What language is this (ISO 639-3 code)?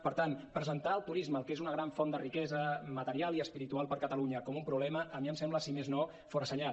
cat